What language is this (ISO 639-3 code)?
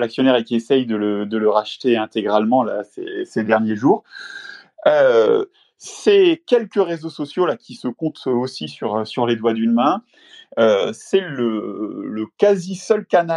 fra